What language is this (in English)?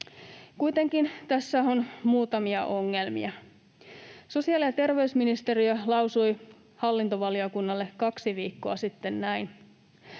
Finnish